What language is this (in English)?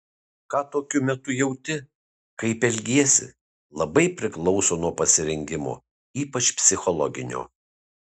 Lithuanian